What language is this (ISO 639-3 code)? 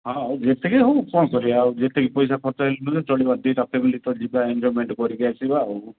ori